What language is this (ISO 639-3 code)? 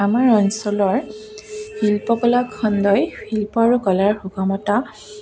asm